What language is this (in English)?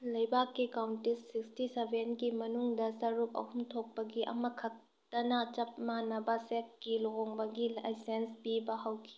Manipuri